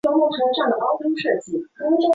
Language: Chinese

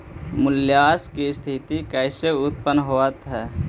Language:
Magahi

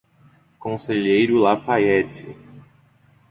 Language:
Portuguese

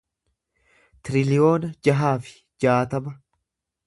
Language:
Oromo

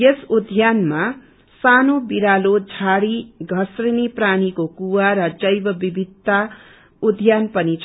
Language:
Nepali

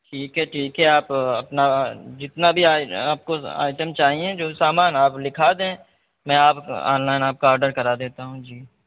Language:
Urdu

